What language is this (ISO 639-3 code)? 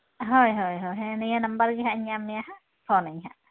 sat